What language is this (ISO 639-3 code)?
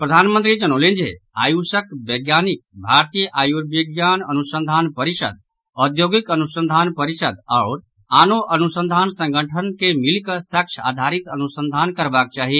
mai